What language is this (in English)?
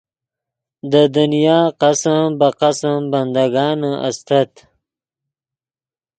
Yidgha